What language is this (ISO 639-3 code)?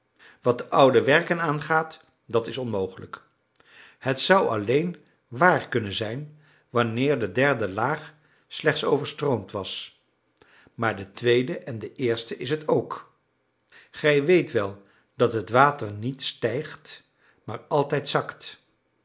nld